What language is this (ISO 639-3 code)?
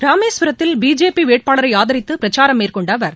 tam